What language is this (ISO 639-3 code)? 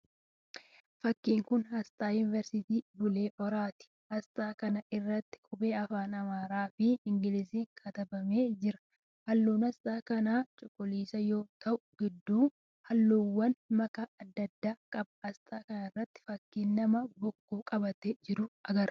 orm